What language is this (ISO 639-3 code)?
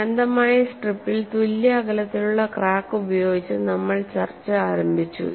mal